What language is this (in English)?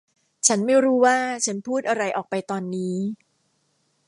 Thai